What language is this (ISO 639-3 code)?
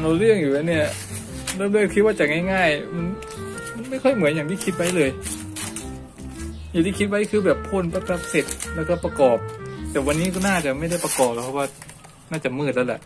tha